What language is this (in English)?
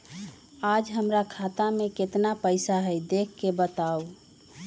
Magahi